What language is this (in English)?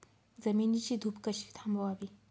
Marathi